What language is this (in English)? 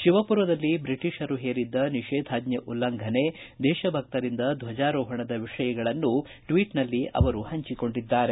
Kannada